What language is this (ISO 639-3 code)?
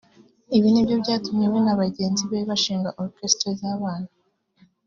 kin